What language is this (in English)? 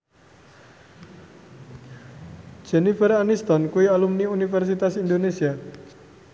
Javanese